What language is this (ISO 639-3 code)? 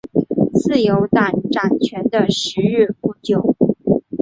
zho